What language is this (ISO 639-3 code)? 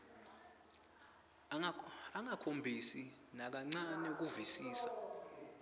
ssw